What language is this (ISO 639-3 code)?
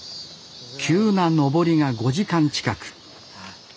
jpn